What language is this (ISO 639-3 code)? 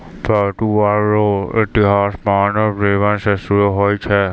mai